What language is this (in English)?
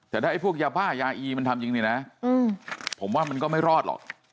Thai